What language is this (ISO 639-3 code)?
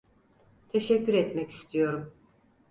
tur